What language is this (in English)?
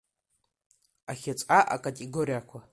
Abkhazian